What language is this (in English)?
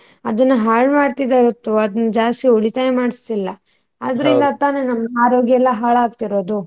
Kannada